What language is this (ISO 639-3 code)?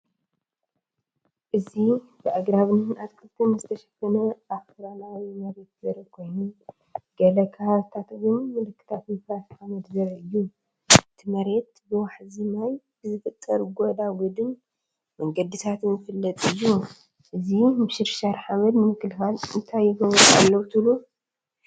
tir